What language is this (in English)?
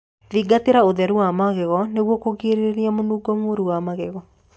Kikuyu